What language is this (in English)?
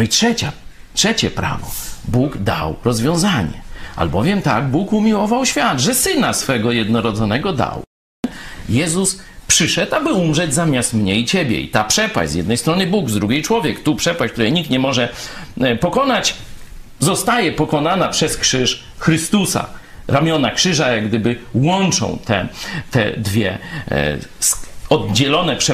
Polish